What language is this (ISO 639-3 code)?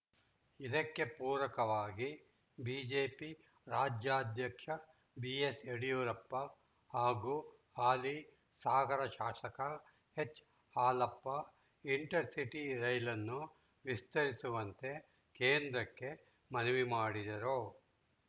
kan